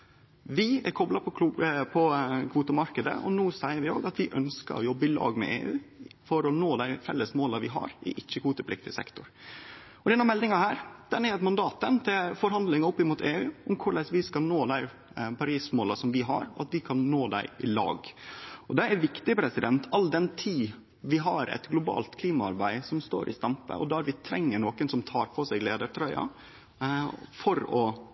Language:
Norwegian Nynorsk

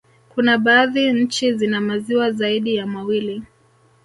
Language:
Swahili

